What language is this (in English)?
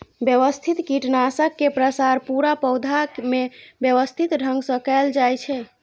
Maithili